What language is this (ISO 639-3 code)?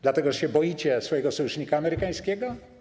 pol